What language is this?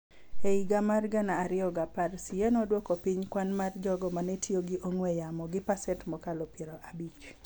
Luo (Kenya and Tanzania)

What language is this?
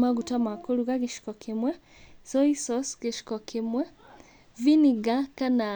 Kikuyu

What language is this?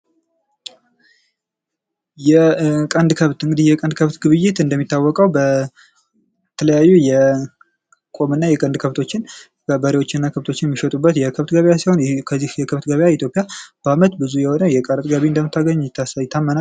Amharic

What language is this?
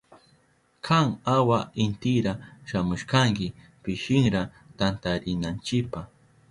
Southern Pastaza Quechua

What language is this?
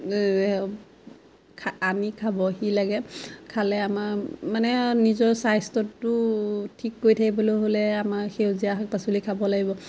Assamese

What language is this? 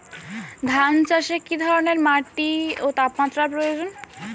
Bangla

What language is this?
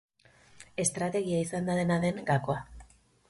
Basque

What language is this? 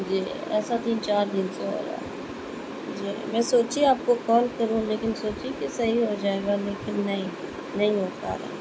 Urdu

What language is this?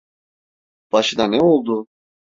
Turkish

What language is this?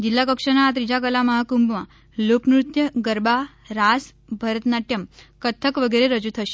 Gujarati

